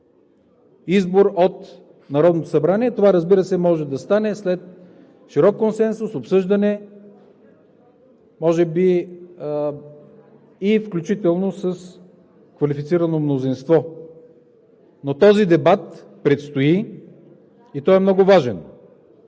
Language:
Bulgarian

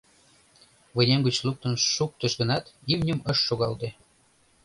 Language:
Mari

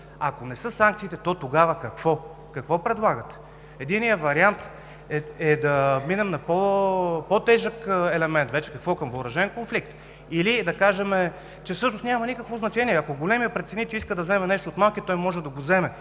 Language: Bulgarian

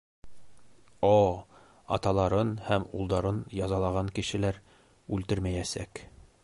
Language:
Bashkir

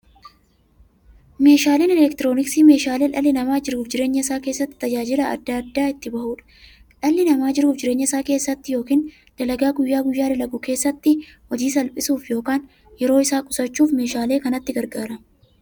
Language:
Oromo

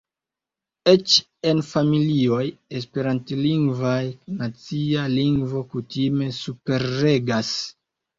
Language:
Esperanto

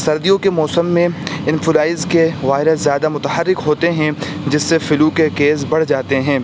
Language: Urdu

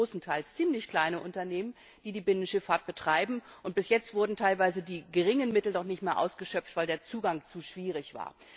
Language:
German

